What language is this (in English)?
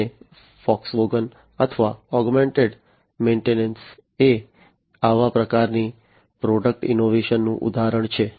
Gujarati